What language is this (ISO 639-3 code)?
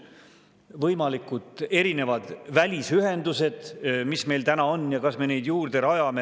est